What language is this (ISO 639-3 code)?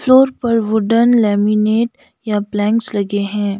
hin